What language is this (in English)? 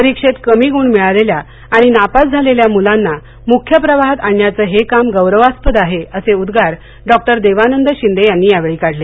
Marathi